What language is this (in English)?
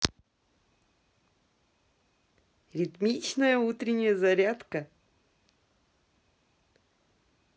Russian